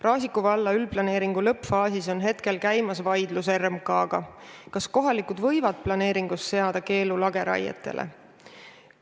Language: Estonian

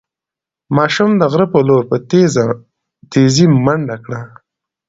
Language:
Pashto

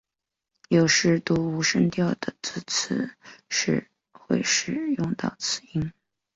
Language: Chinese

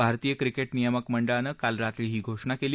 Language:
Marathi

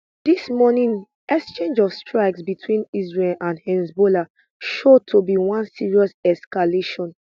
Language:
Nigerian Pidgin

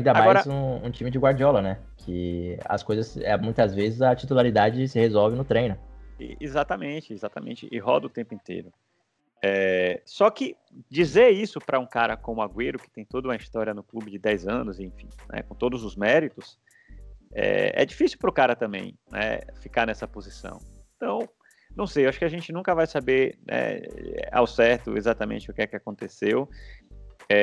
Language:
Portuguese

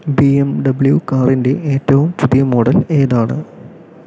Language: Malayalam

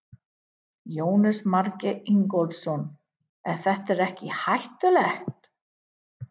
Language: Icelandic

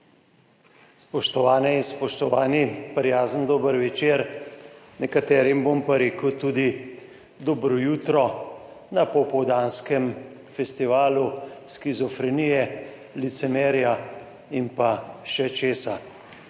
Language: Slovenian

